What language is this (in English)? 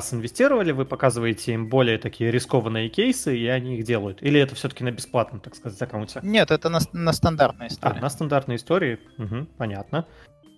Russian